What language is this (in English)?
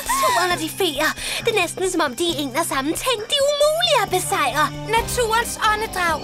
Danish